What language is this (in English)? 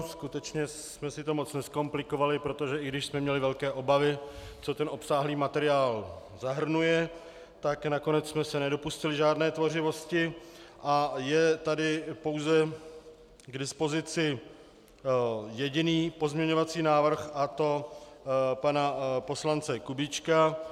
Czech